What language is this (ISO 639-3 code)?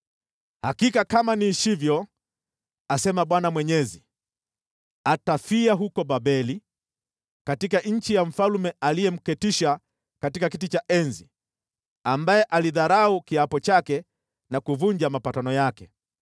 swa